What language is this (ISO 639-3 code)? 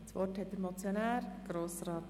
gsw